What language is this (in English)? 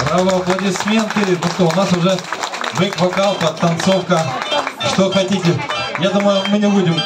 Russian